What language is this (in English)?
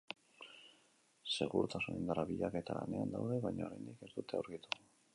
Basque